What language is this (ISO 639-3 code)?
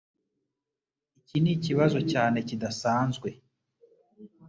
kin